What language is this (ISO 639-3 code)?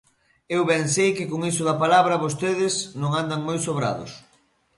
glg